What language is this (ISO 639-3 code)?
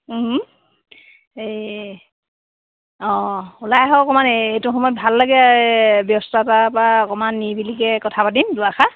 asm